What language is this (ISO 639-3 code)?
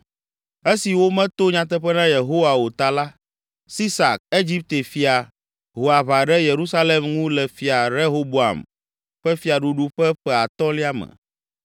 ewe